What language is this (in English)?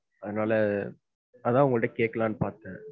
Tamil